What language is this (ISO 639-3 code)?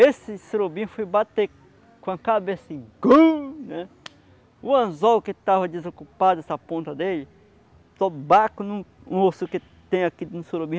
por